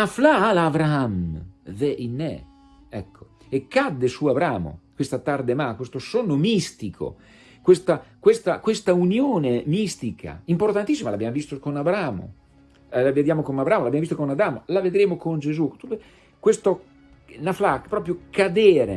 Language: Italian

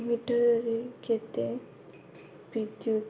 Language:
Odia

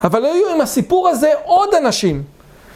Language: Hebrew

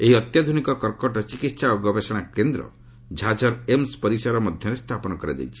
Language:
Odia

